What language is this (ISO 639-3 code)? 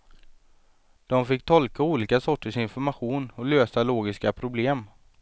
swe